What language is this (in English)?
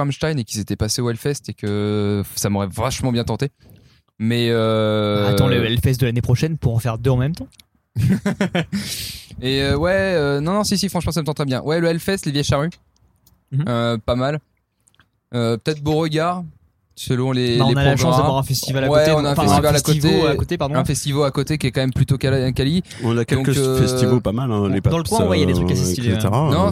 French